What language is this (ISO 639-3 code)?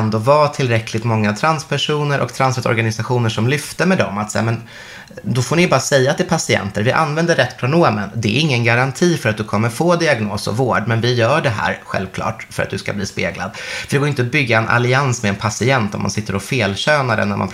swe